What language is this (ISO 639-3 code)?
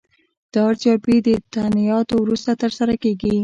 pus